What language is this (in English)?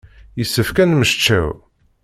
Kabyle